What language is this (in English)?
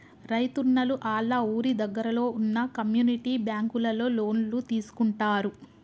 Telugu